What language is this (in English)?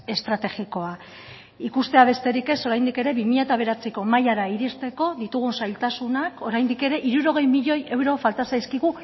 Basque